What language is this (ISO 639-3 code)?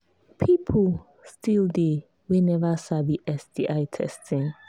pcm